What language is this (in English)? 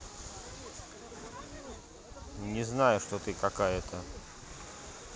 Russian